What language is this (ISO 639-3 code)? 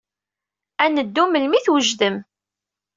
kab